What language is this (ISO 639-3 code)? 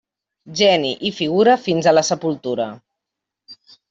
cat